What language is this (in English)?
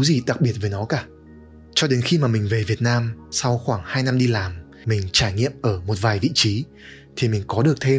Vietnamese